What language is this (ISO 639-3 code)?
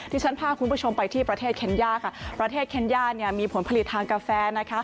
tha